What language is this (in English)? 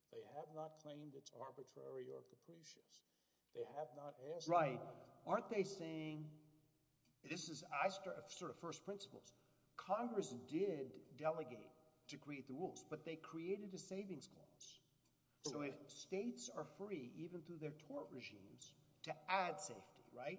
English